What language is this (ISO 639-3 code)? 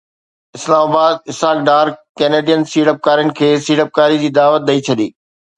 snd